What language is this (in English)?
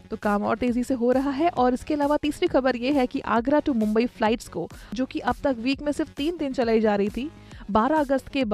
Hindi